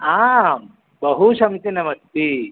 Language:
Sanskrit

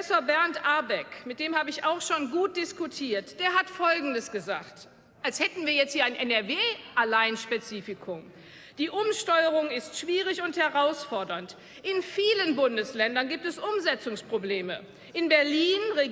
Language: German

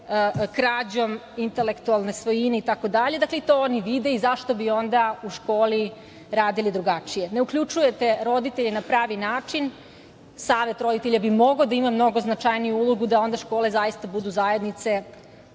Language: Serbian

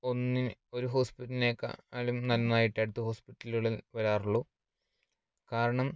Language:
Malayalam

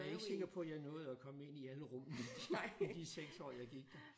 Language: Danish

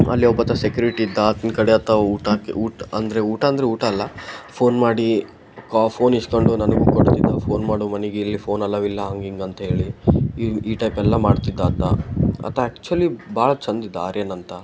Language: Kannada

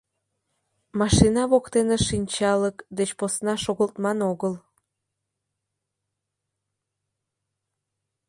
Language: Mari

